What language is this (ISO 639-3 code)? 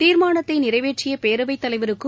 tam